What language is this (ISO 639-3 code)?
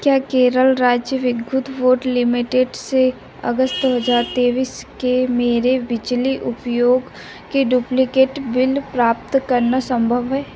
hin